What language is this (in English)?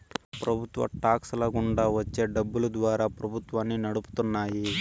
Telugu